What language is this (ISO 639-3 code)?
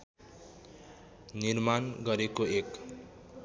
nep